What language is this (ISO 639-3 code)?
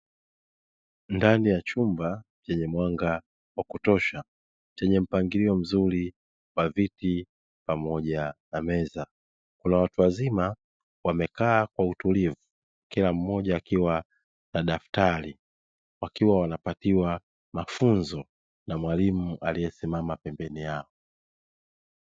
swa